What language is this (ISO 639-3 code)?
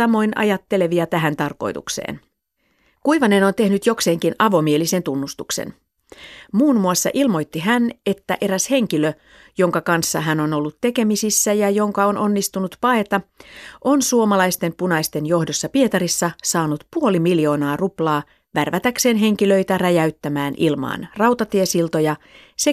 fin